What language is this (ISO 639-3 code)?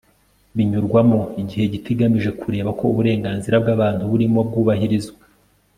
kin